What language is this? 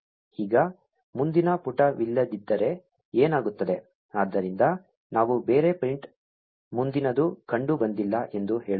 Kannada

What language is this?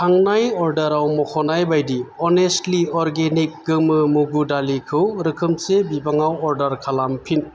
Bodo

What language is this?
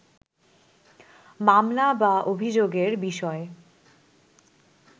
Bangla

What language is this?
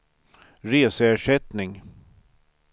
Swedish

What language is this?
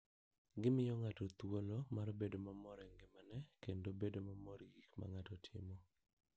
Luo (Kenya and Tanzania)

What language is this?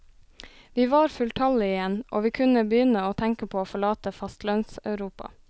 Norwegian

